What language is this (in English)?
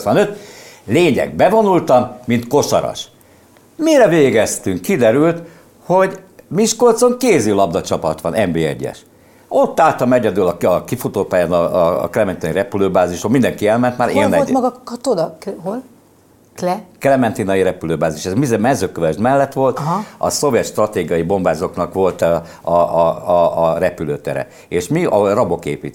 Hungarian